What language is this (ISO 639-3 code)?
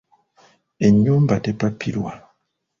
lug